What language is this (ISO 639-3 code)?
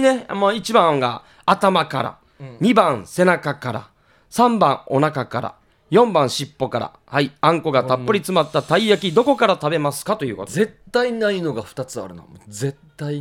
jpn